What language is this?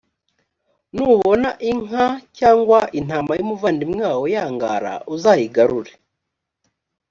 Kinyarwanda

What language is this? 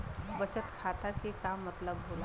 Bhojpuri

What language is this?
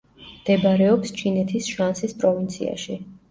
Georgian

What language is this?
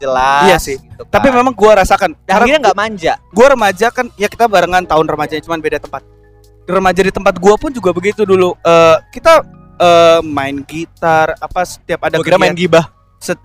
Indonesian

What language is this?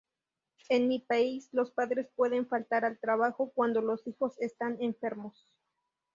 Spanish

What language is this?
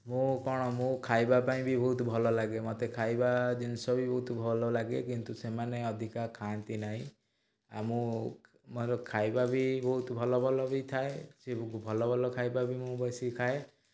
Odia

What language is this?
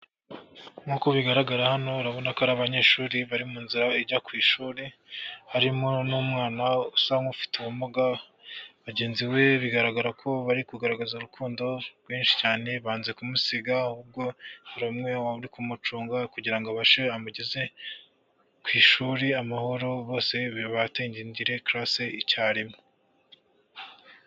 Kinyarwanda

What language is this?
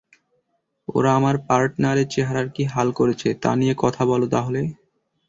Bangla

